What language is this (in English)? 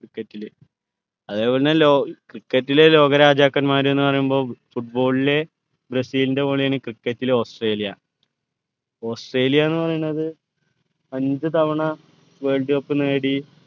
Malayalam